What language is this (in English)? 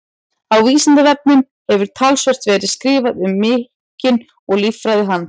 Icelandic